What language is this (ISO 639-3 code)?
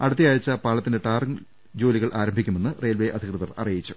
mal